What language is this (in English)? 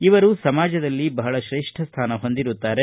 Kannada